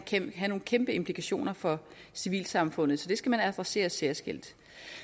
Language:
Danish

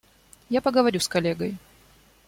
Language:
Russian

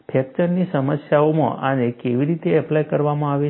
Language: Gujarati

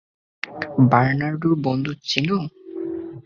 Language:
Bangla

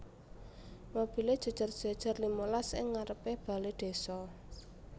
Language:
Javanese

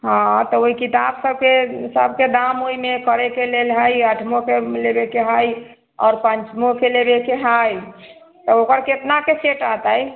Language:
Maithili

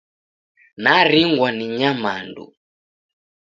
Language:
Taita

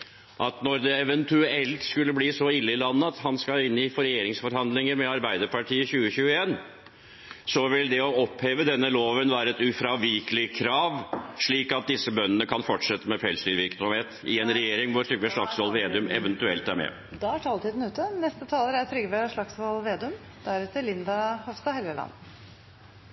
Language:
Norwegian Bokmål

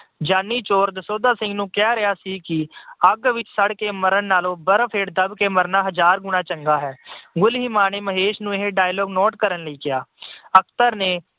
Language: Punjabi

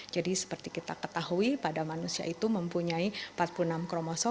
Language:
Indonesian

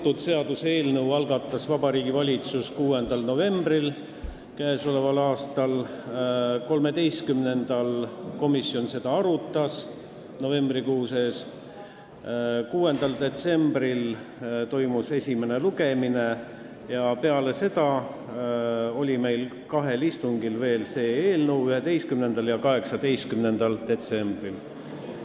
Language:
Estonian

